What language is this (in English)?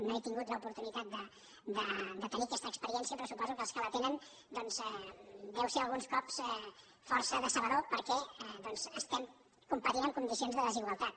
Catalan